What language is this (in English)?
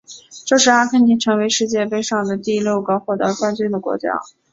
Chinese